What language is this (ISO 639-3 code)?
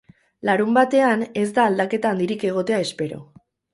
eus